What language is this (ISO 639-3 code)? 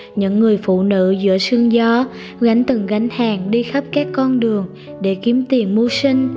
vie